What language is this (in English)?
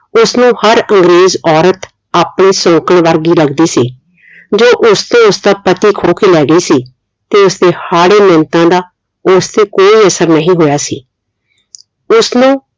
Punjabi